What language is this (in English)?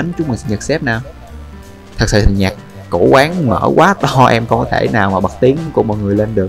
Vietnamese